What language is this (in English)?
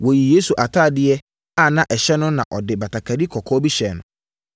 Akan